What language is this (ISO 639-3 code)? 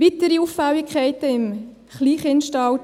gsw